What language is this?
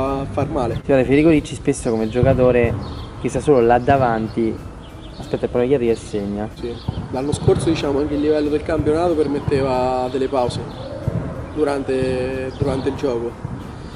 Italian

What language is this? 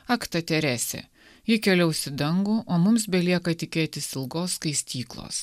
Lithuanian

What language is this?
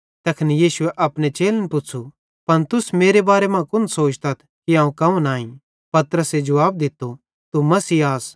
Bhadrawahi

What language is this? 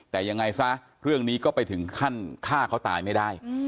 Thai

